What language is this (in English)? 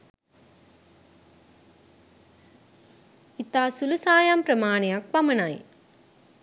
Sinhala